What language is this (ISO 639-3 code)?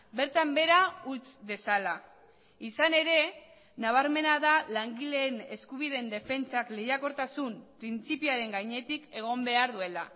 eus